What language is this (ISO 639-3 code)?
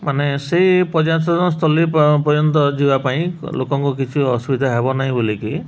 ori